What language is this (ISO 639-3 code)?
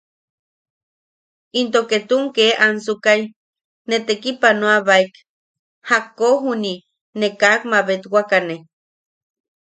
yaq